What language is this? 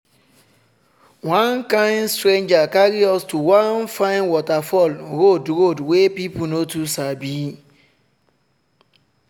Nigerian Pidgin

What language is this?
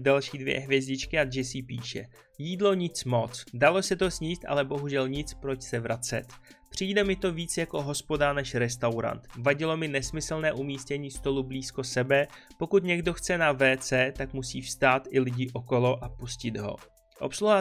Czech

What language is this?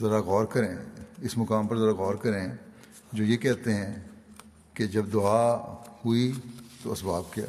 Urdu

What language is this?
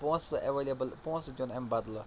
Kashmiri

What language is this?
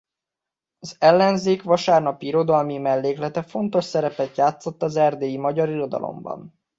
Hungarian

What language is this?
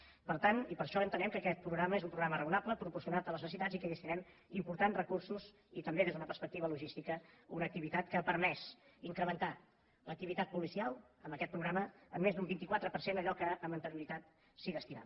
Catalan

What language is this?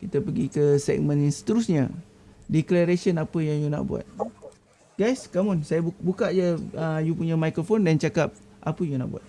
Malay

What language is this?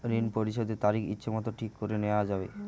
Bangla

